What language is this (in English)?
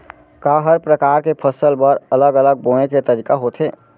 Chhattisgarhi